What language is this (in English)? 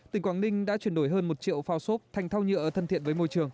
Vietnamese